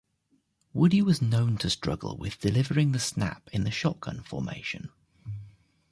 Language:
English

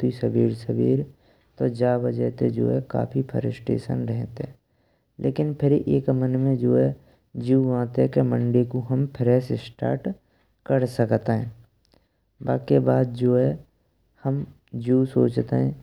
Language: Braj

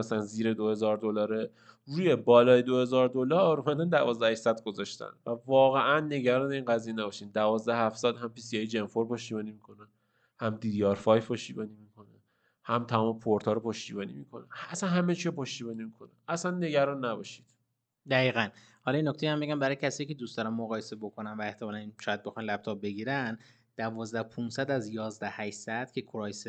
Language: Persian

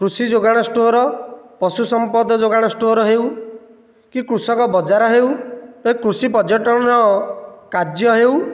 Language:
Odia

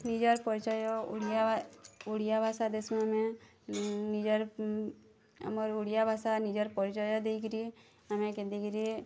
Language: Odia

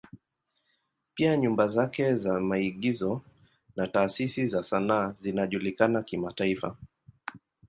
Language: Swahili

